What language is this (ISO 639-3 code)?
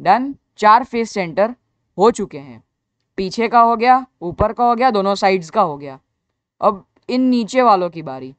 hin